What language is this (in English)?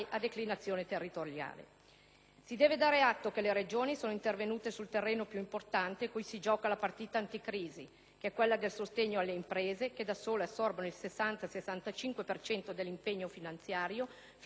Italian